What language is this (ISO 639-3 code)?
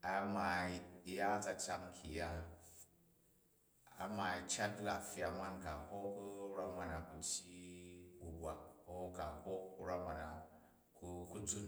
kaj